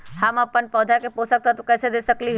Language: Magahi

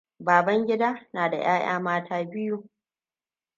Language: Hausa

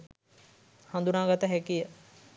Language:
Sinhala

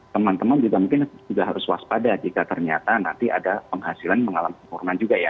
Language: Indonesian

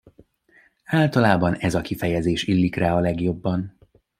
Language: Hungarian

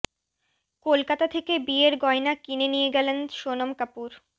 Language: Bangla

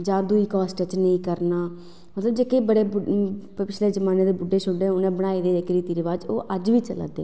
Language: Dogri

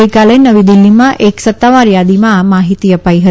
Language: Gujarati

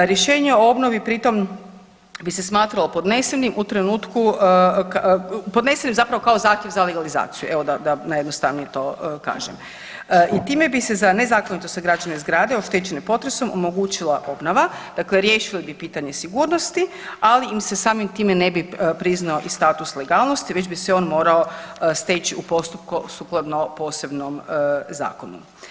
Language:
Croatian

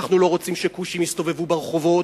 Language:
Hebrew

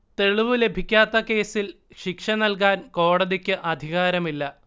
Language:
Malayalam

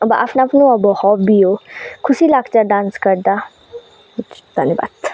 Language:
Nepali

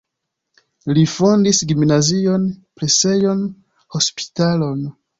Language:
Esperanto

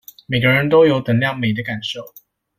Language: Chinese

